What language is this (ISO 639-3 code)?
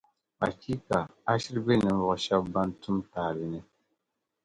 dag